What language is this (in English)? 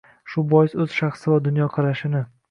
Uzbek